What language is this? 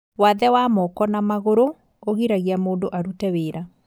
Kikuyu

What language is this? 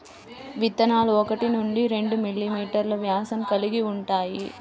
Telugu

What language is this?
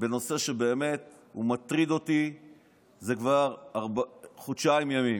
Hebrew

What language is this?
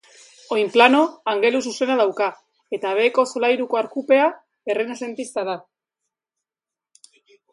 Basque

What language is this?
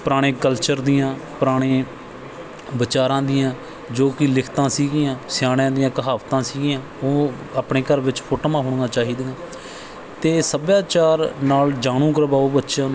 Punjabi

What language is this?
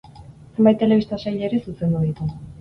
Basque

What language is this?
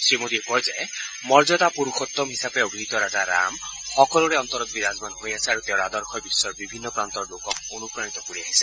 Assamese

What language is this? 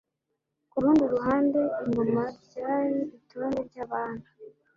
Kinyarwanda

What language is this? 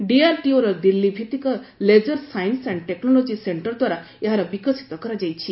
Odia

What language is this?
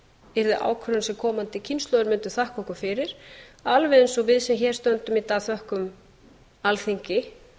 Icelandic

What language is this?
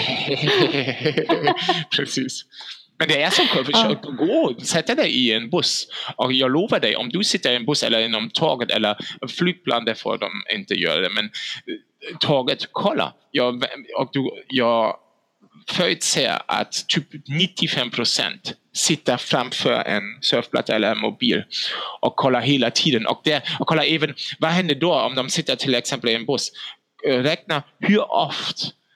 Swedish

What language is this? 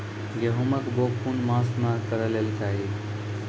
Maithili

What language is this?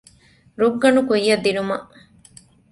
Divehi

